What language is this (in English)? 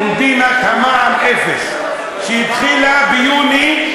Hebrew